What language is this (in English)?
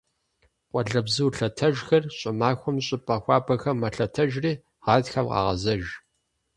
Kabardian